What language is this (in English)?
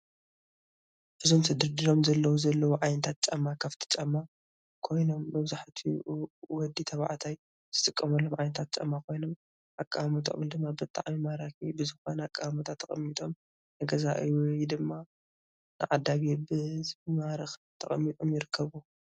Tigrinya